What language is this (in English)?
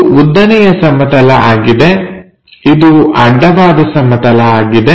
Kannada